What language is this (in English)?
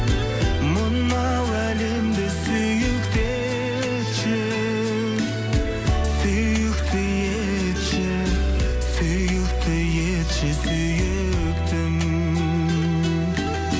Kazakh